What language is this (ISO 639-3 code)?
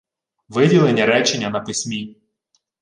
ukr